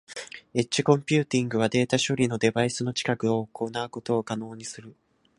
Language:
Japanese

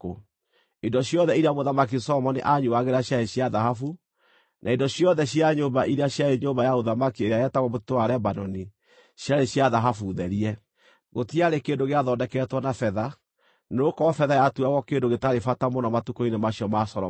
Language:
Kikuyu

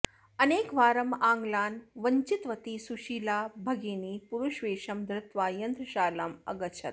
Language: Sanskrit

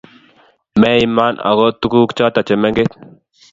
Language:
Kalenjin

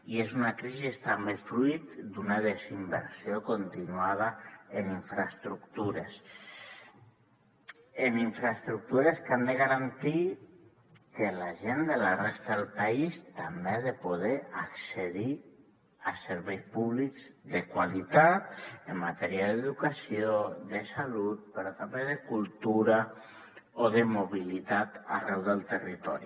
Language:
Catalan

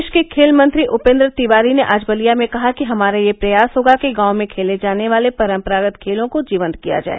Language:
Hindi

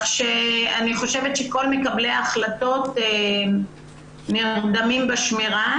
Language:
Hebrew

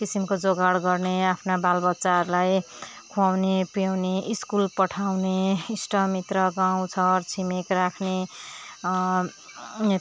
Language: Nepali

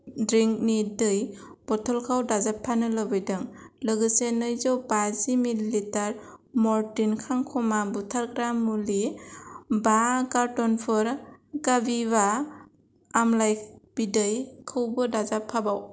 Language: Bodo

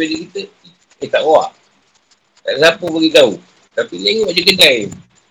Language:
Malay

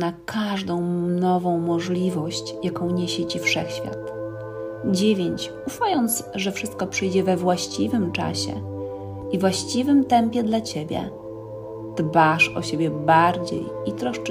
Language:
Polish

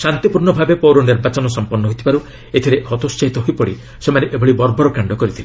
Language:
Odia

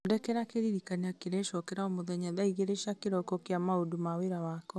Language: Kikuyu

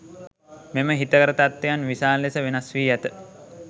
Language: Sinhala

